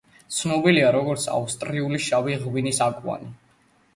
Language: Georgian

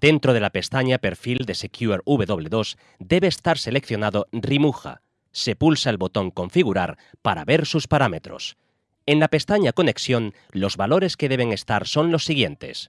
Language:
Spanish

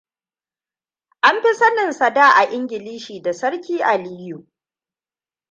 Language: Hausa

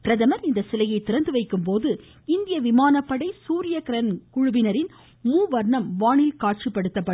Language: Tamil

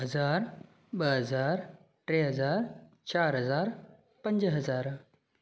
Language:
Sindhi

